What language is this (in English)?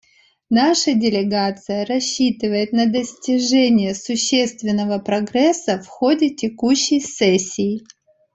Russian